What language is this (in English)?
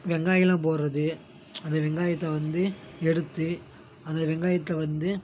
Tamil